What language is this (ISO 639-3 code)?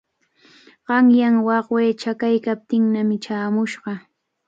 qvl